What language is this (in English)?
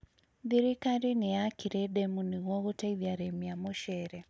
Kikuyu